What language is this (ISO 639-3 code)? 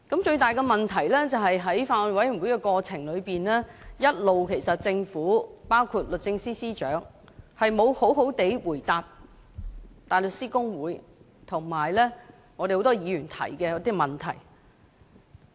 yue